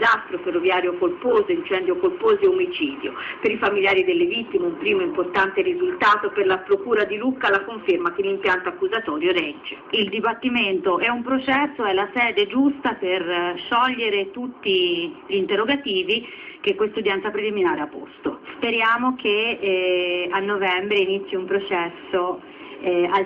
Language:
Italian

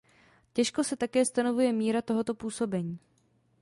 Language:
Czech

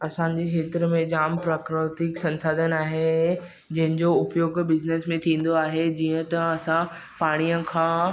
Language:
Sindhi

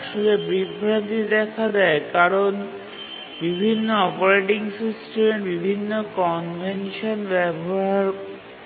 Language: Bangla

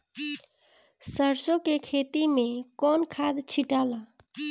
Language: Bhojpuri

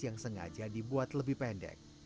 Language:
Indonesian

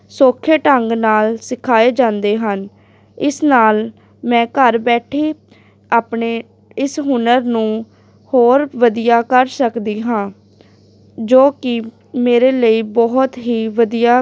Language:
Punjabi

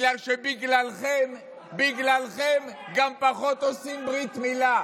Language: Hebrew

